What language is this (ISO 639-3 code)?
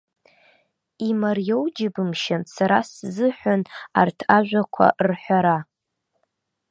abk